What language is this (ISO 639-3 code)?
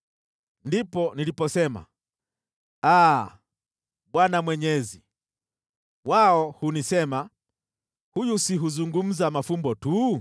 swa